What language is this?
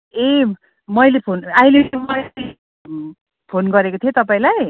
Nepali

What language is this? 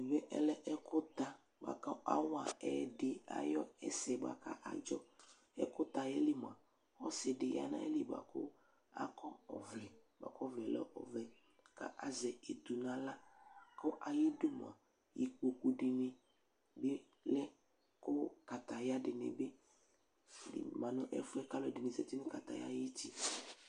Ikposo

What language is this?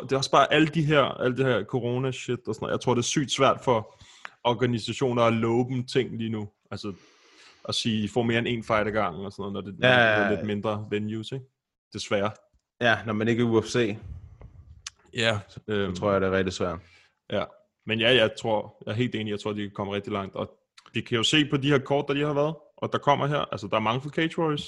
Danish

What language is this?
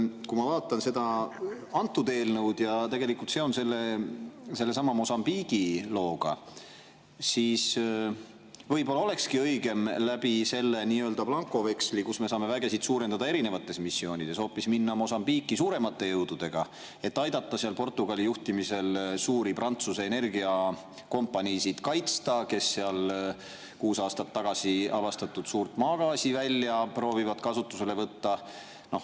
Estonian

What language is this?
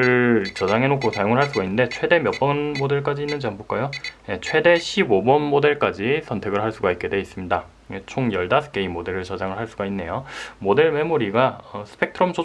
Korean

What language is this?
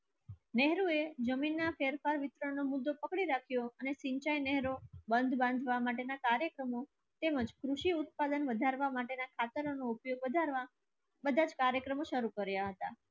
Gujarati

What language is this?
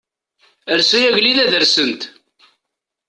Kabyle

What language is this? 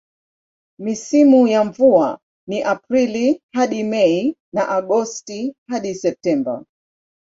Swahili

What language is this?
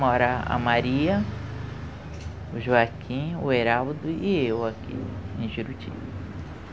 Portuguese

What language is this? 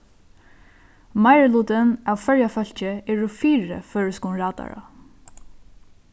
Faroese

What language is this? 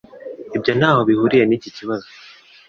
Kinyarwanda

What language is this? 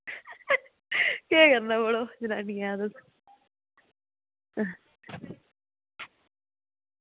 Dogri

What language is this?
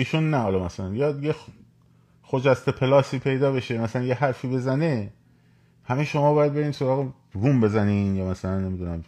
Persian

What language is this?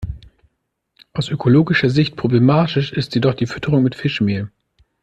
German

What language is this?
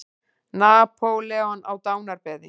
Icelandic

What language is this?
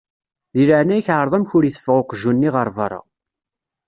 Kabyle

